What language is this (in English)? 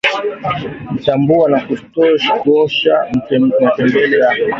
Swahili